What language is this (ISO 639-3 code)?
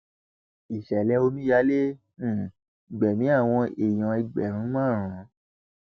yor